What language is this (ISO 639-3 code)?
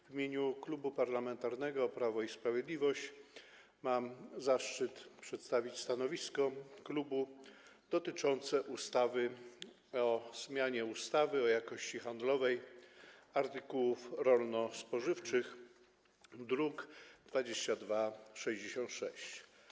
pol